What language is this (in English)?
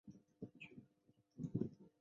Chinese